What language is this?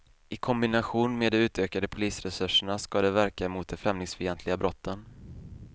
Swedish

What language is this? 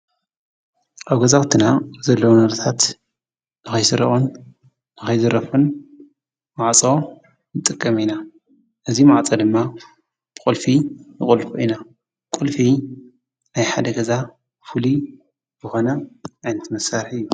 Tigrinya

